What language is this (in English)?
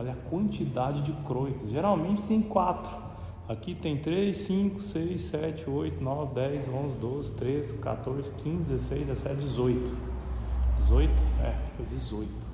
Portuguese